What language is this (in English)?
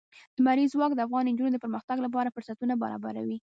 Pashto